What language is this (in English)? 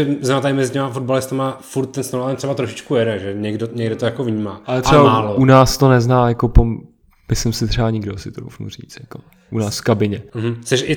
Czech